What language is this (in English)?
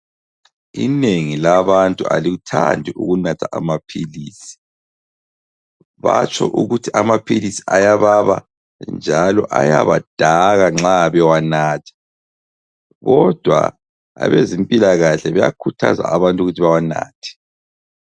North Ndebele